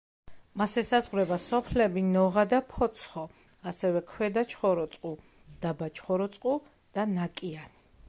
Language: Georgian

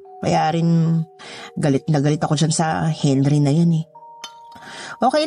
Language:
Filipino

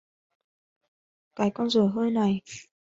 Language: Vietnamese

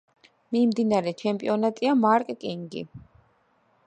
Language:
Georgian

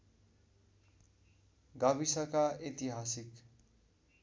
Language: Nepali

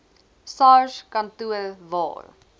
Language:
Afrikaans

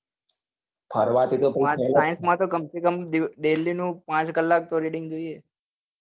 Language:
Gujarati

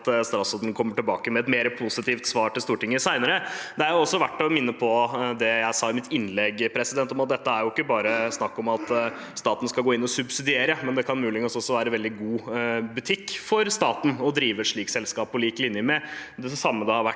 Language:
Norwegian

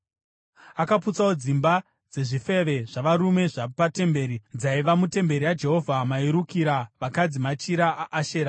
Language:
Shona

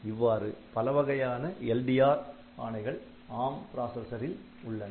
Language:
Tamil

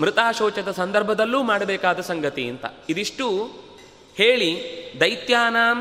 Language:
Kannada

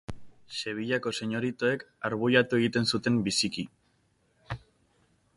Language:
Basque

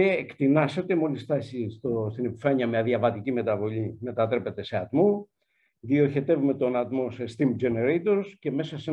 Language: Greek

